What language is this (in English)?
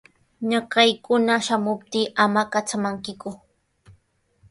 Sihuas Ancash Quechua